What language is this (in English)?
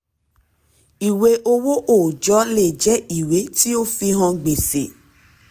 Yoruba